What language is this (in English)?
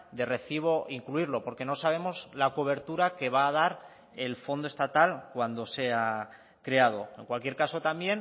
Spanish